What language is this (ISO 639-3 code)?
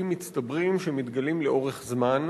heb